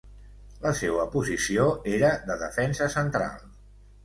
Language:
Catalan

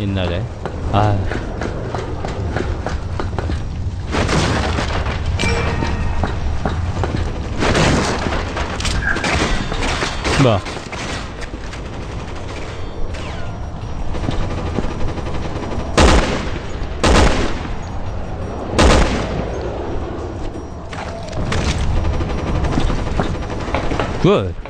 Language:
Korean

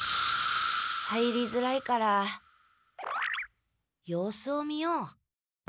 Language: Japanese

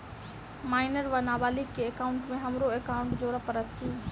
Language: Maithili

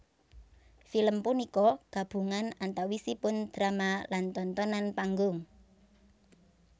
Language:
Javanese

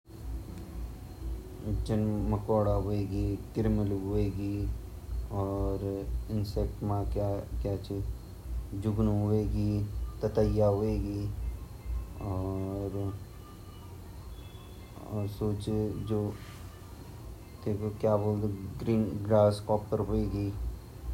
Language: Garhwali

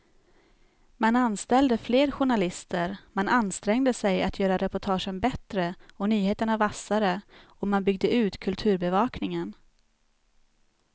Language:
Swedish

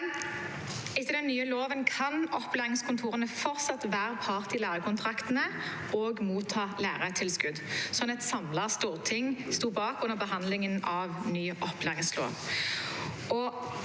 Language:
Norwegian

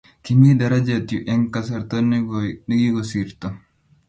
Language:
Kalenjin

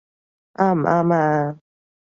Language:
Cantonese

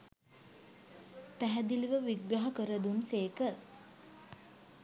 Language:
Sinhala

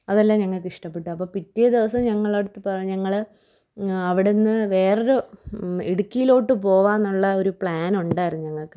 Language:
Malayalam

